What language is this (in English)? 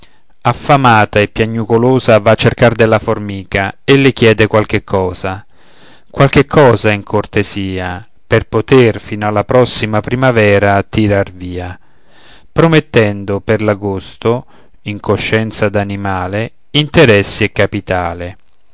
Italian